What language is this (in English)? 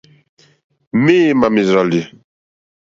Mokpwe